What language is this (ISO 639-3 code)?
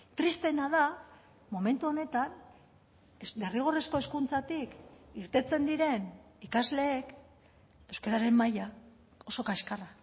eus